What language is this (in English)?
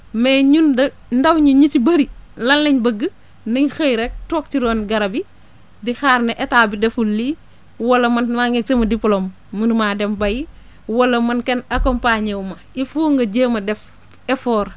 Wolof